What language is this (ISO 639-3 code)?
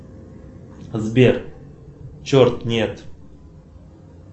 rus